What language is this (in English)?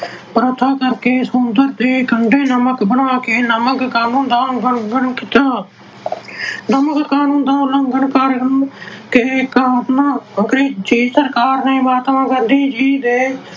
Punjabi